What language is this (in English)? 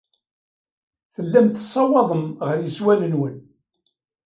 Kabyle